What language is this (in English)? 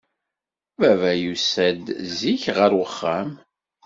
Kabyle